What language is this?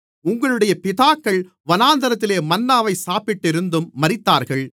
Tamil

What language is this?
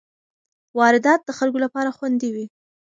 Pashto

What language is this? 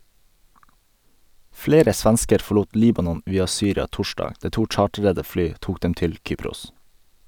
Norwegian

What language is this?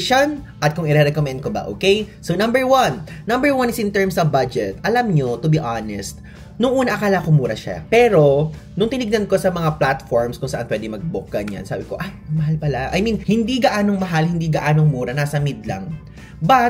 Filipino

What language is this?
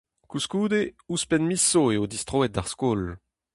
Breton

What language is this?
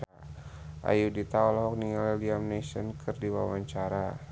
Sundanese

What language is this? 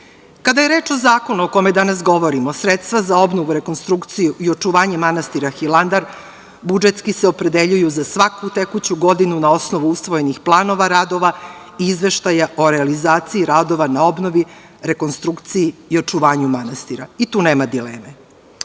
Serbian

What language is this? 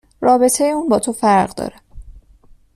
Persian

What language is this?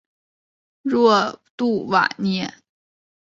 Chinese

